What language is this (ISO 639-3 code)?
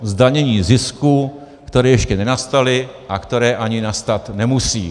ces